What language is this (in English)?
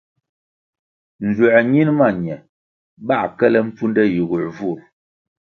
Kwasio